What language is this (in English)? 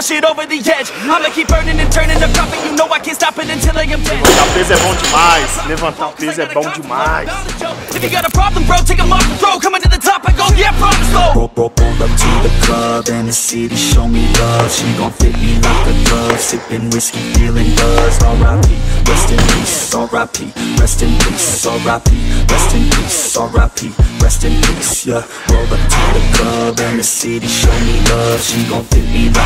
Portuguese